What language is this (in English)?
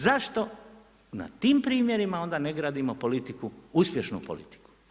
Croatian